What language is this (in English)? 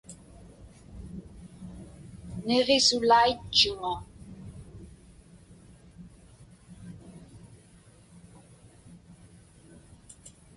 Inupiaq